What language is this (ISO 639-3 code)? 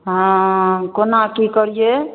mai